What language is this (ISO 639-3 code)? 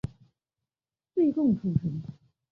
zho